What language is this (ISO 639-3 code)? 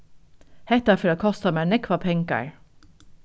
fao